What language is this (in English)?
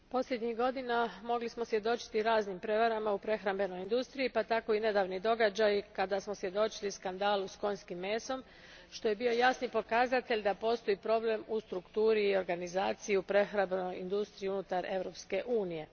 Croatian